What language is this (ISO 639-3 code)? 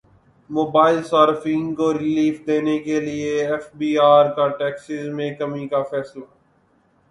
urd